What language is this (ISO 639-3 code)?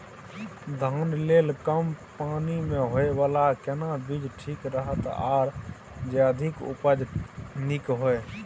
mai